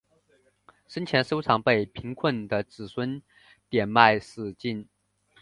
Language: Chinese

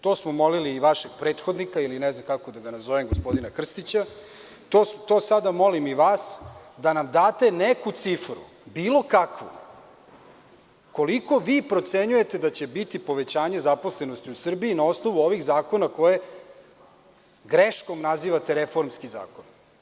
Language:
Serbian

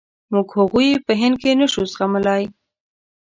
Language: Pashto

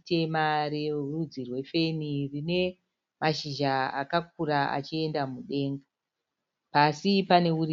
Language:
Shona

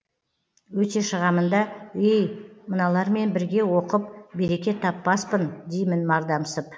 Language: Kazakh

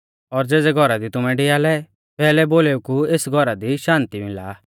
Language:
Mahasu Pahari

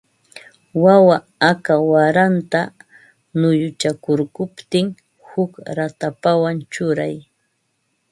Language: Ambo-Pasco Quechua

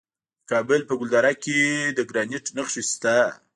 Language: Pashto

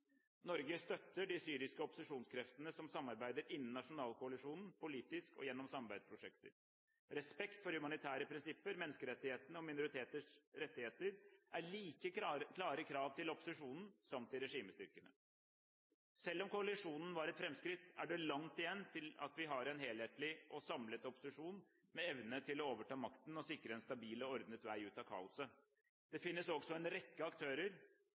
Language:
Norwegian Bokmål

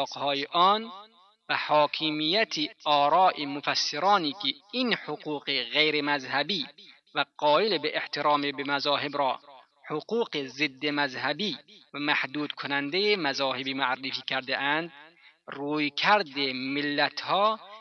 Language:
Persian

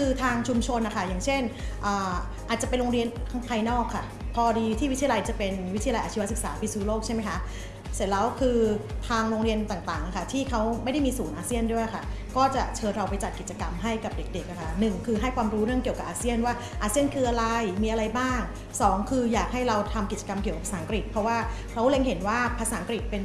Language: Thai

